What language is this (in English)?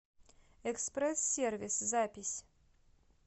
Russian